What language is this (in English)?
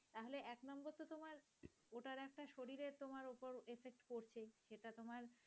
Bangla